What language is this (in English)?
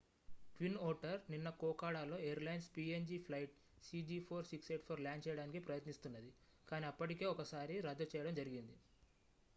Telugu